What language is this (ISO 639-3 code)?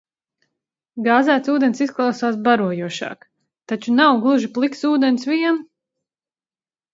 lav